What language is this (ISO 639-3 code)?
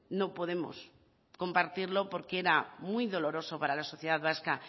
spa